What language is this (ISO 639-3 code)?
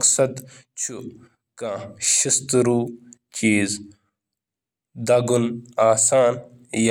kas